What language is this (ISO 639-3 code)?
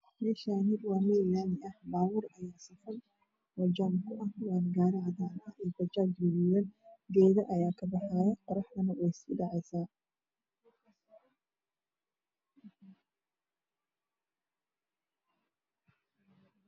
som